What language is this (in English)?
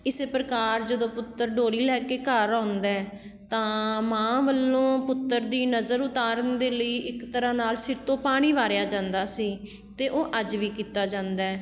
Punjabi